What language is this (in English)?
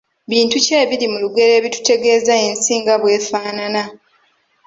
Ganda